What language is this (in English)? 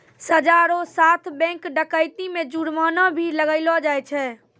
Maithili